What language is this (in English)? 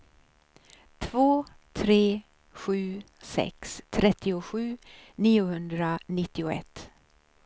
Swedish